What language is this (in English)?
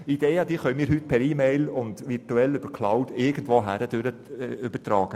Swiss German